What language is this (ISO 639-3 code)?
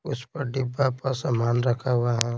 hin